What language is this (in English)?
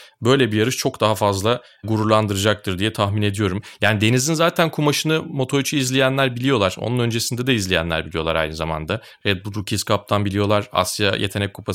Turkish